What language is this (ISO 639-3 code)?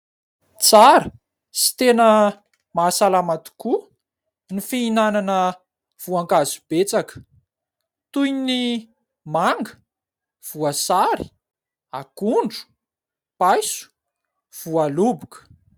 mlg